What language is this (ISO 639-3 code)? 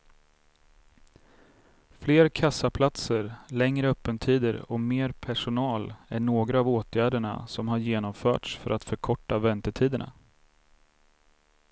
swe